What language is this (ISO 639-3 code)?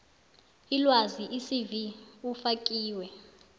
nbl